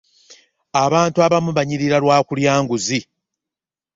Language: Ganda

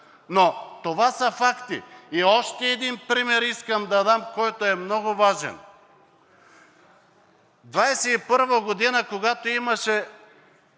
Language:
Bulgarian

